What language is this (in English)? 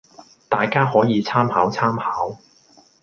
Cantonese